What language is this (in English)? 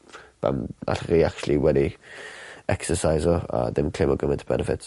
Welsh